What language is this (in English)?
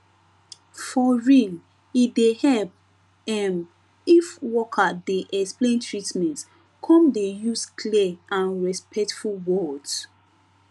Nigerian Pidgin